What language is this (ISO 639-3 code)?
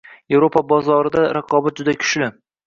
uzb